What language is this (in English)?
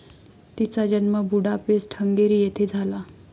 Marathi